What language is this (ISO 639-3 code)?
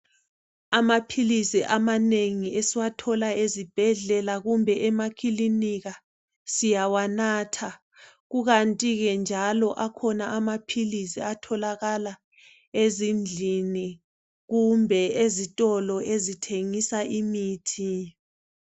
nde